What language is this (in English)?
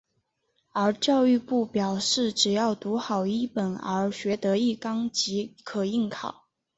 Chinese